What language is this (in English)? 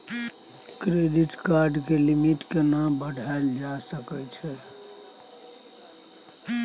Maithili